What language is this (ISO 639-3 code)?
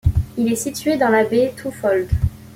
fra